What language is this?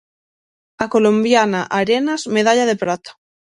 Galician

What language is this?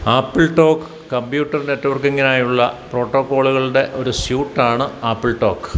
Malayalam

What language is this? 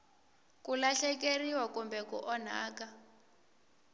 Tsonga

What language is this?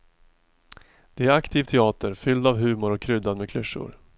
Swedish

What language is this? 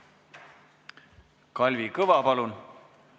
Estonian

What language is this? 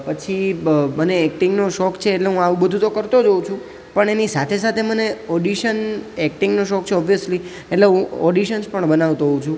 Gujarati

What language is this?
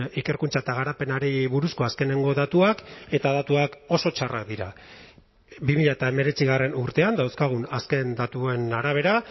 Basque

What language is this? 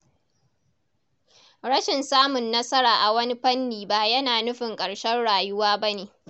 Hausa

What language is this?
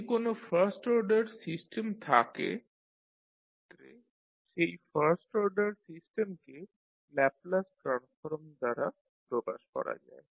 Bangla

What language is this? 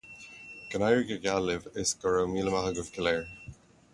Irish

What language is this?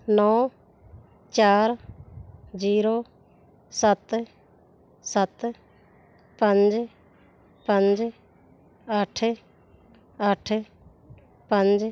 Punjabi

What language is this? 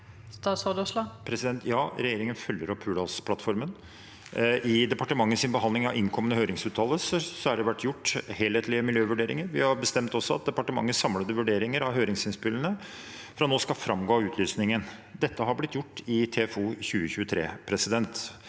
Norwegian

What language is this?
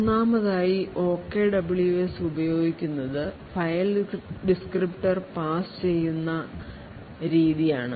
Malayalam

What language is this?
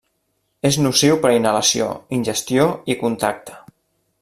Catalan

